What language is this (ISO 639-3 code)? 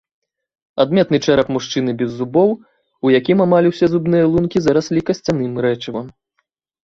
bel